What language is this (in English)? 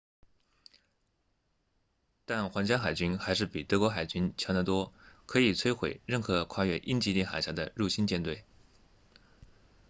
Chinese